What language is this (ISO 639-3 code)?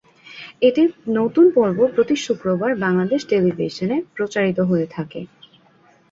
ben